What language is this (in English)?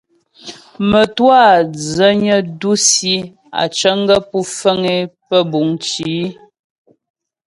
Ghomala